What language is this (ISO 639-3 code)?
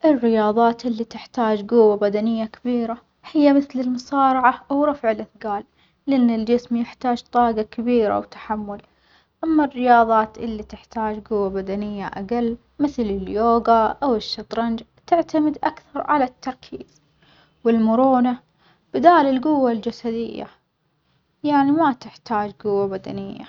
acx